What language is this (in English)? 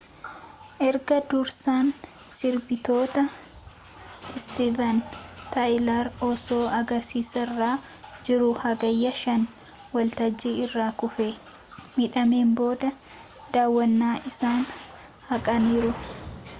Oromo